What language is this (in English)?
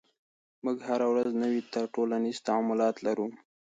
Pashto